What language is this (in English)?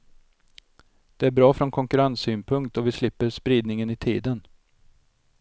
Swedish